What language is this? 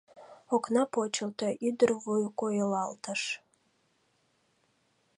Mari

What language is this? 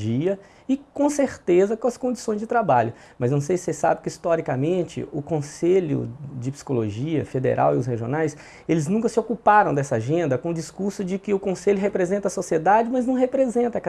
Portuguese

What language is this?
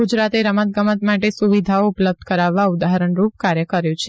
Gujarati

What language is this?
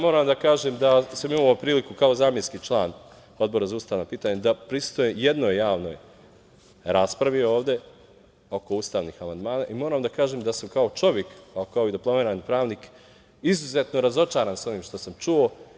Serbian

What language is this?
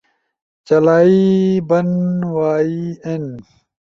Ushojo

